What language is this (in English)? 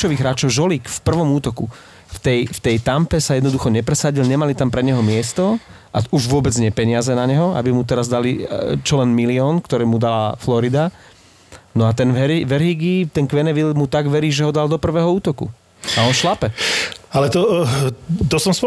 Slovak